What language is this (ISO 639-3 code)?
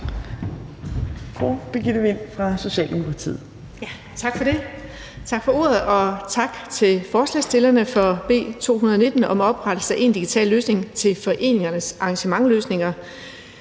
dan